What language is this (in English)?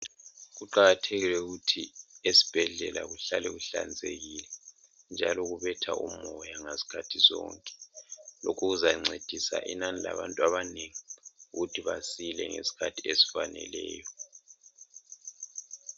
North Ndebele